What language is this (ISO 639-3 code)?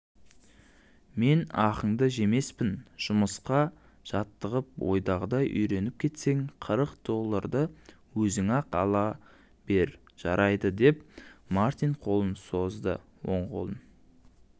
kaz